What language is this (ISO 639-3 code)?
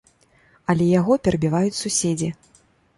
bel